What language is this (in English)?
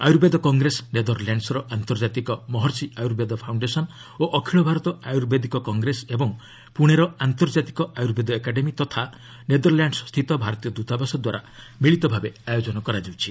Odia